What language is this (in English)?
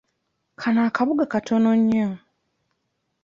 Ganda